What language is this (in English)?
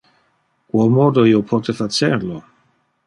Interlingua